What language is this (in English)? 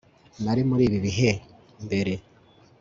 Kinyarwanda